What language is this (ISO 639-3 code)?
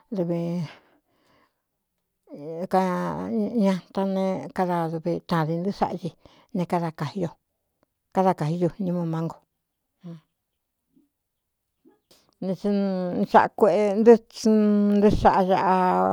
xtu